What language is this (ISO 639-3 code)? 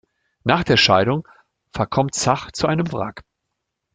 deu